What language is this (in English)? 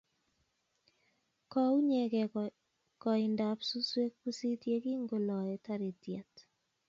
Kalenjin